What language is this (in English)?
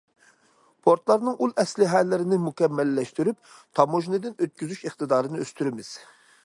Uyghur